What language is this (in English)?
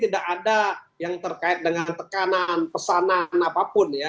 Indonesian